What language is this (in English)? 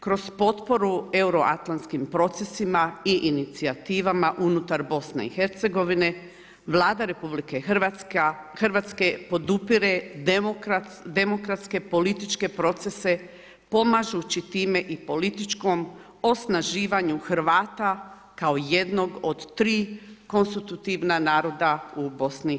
Croatian